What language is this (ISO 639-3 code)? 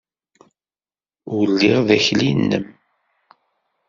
kab